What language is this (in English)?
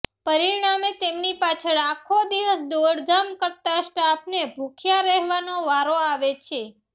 Gujarati